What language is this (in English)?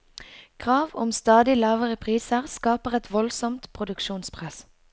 Norwegian